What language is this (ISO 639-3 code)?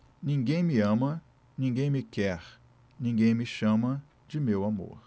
por